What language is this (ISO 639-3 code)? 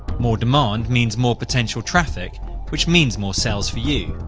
eng